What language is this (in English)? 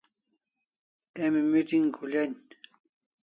Kalasha